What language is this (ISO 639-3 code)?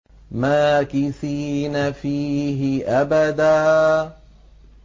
ara